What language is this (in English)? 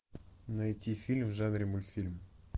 Russian